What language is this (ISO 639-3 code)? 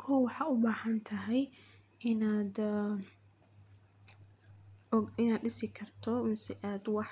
som